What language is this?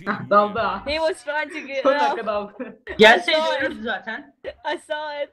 Turkish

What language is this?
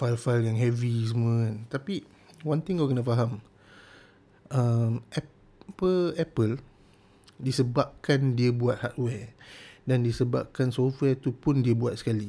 Malay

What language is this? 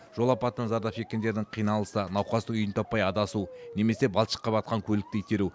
Kazakh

